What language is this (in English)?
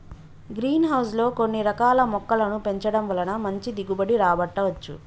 Telugu